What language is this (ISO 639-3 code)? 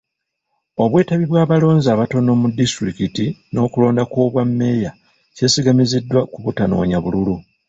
lug